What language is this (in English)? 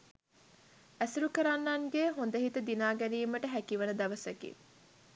Sinhala